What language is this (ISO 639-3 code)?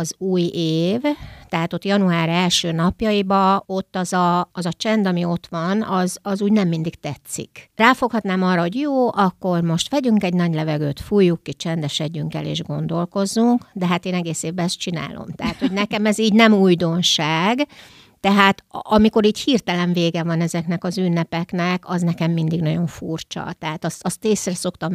hun